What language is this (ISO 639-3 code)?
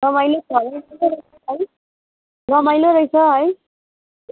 nep